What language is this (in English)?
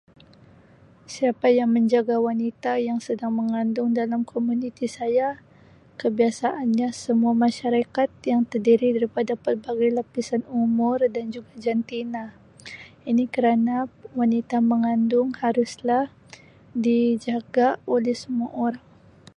Sabah Malay